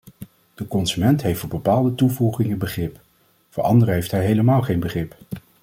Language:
Dutch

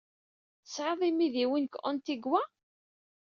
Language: Kabyle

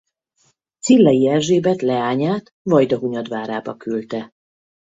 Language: Hungarian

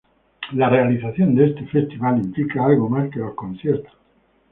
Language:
Spanish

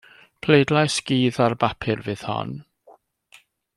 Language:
Welsh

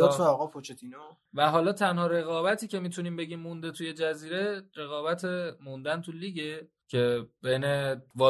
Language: Persian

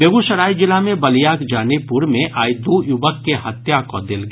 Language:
Maithili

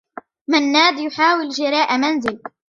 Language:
Arabic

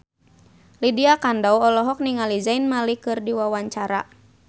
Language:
Sundanese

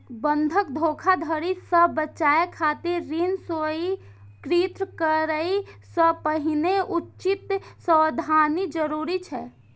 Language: Maithili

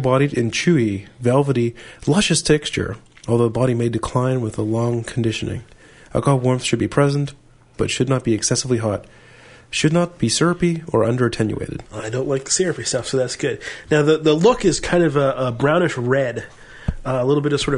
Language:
English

